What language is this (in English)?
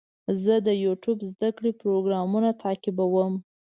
Pashto